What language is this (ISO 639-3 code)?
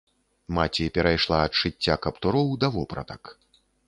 bel